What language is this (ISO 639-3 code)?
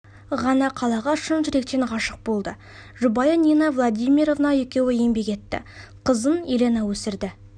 kaz